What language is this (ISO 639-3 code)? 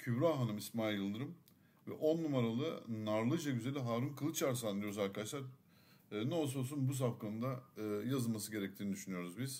tur